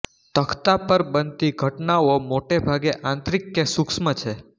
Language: Gujarati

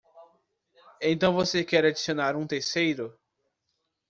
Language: Portuguese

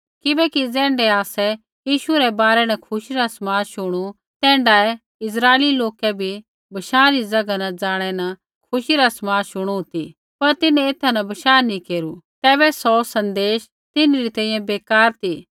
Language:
Kullu Pahari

